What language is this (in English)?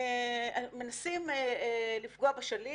Hebrew